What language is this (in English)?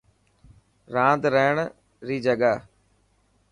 Dhatki